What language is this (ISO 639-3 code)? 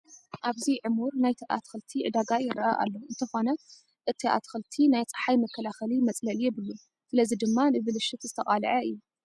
tir